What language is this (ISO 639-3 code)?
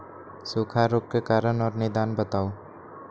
mag